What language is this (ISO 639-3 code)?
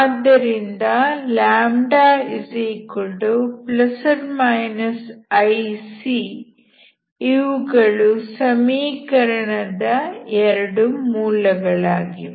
kan